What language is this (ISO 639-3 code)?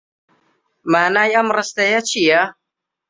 ckb